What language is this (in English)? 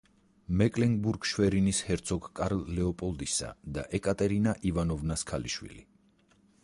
Georgian